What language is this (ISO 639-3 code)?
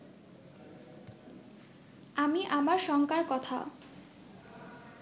ben